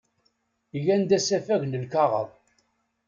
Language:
Kabyle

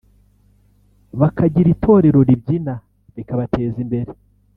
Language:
Kinyarwanda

